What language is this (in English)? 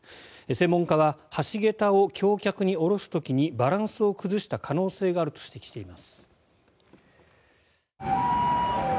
Japanese